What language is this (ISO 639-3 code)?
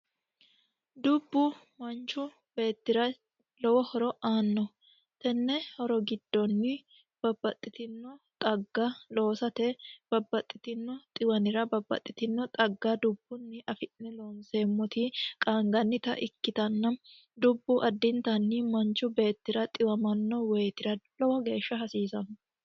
sid